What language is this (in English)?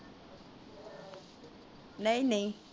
Punjabi